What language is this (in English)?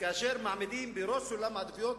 Hebrew